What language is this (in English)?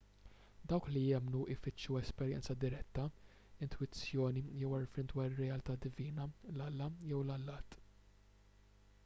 Maltese